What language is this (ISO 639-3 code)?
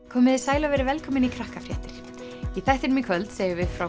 isl